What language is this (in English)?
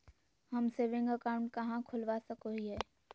Magahi